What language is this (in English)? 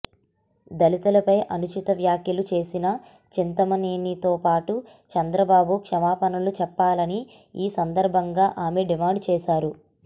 Telugu